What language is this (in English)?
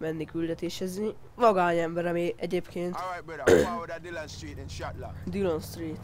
Hungarian